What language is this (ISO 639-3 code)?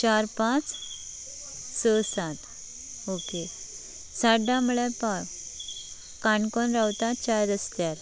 kok